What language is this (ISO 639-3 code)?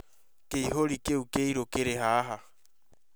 kik